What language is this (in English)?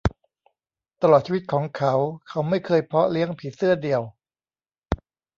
Thai